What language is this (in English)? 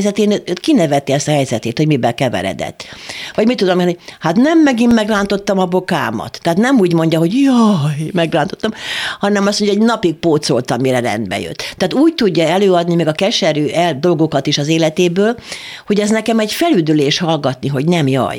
Hungarian